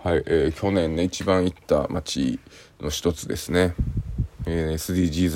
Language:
Japanese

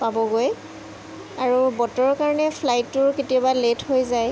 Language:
Assamese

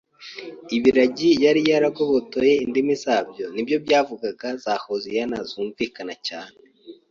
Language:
Kinyarwanda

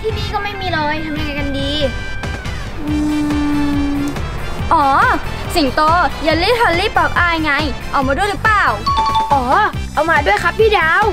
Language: Thai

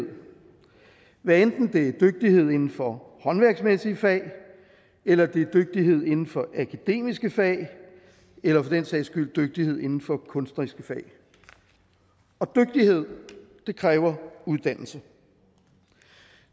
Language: Danish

